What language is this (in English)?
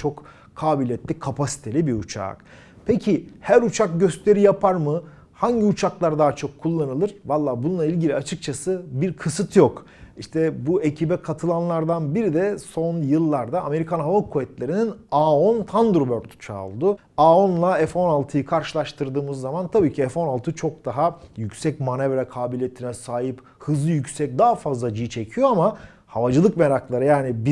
Turkish